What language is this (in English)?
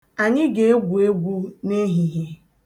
Igbo